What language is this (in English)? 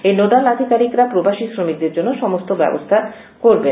Bangla